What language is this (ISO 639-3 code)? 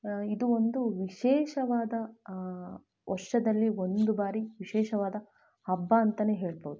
kan